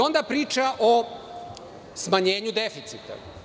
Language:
Serbian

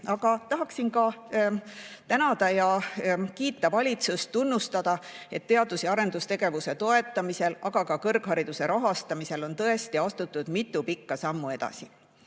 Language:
Estonian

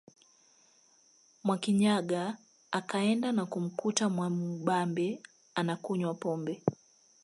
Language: Swahili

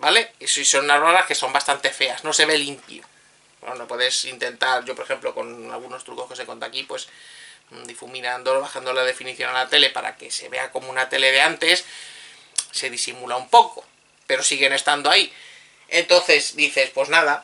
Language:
Spanish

